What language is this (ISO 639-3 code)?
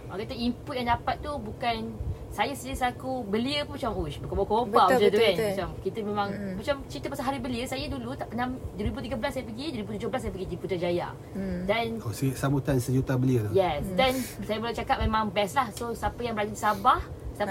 msa